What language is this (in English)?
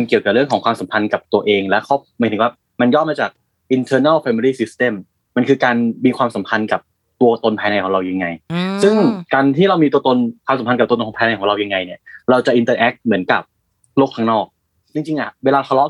Thai